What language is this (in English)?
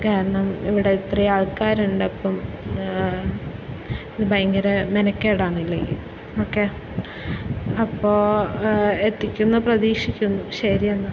Malayalam